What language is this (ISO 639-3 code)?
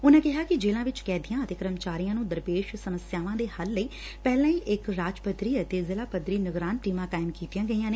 pan